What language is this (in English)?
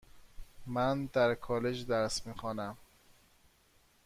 Persian